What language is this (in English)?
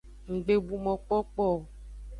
Aja (Benin)